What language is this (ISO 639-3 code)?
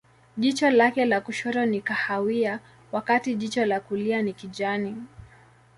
swa